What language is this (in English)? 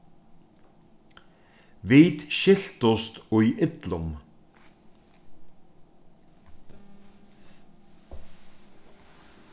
Faroese